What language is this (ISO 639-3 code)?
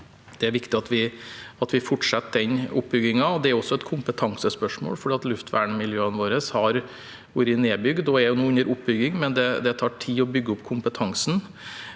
nor